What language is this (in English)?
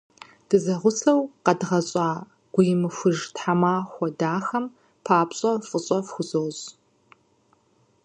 Kabardian